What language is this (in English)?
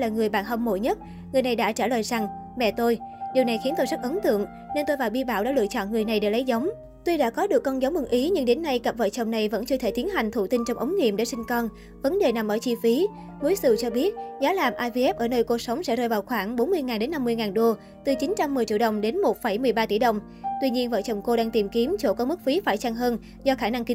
Vietnamese